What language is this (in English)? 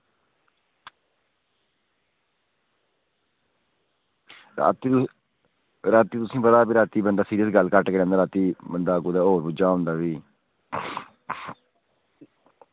Dogri